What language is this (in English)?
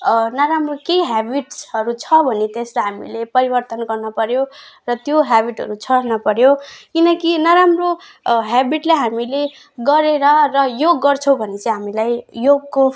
Nepali